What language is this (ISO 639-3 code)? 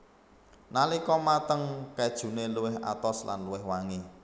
jav